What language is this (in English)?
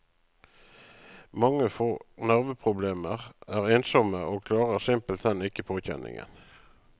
Norwegian